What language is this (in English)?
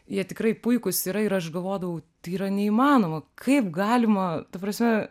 Lithuanian